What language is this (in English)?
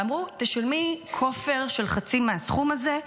Hebrew